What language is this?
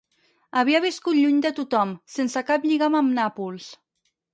Catalan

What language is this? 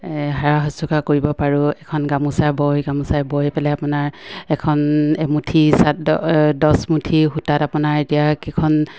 Assamese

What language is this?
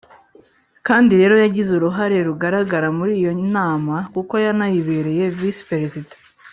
Kinyarwanda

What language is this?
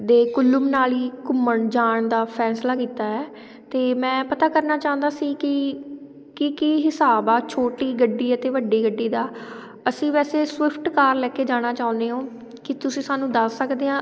Punjabi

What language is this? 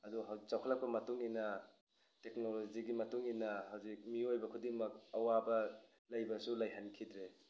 Manipuri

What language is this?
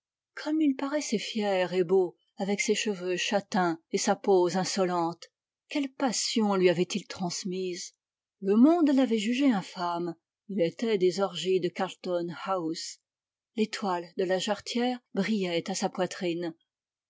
French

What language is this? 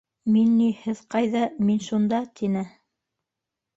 Bashkir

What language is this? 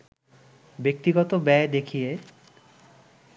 Bangla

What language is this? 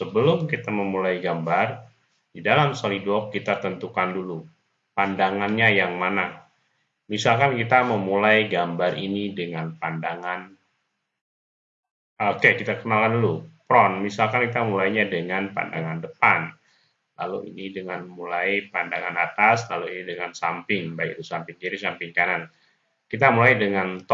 Indonesian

